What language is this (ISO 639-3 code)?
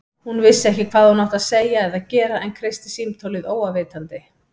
isl